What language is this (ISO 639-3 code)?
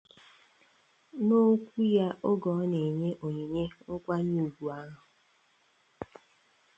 ibo